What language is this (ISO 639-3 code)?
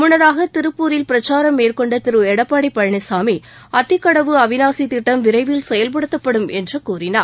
tam